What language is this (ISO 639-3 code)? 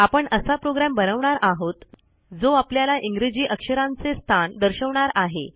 mar